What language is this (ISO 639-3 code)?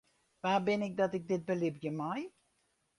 fry